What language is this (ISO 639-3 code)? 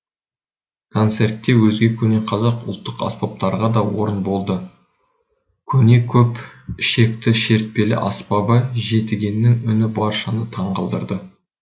kaz